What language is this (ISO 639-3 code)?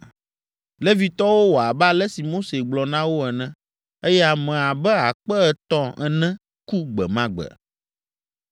ewe